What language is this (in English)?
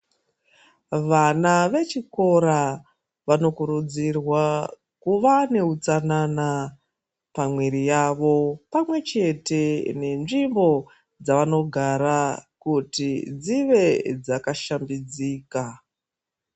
Ndau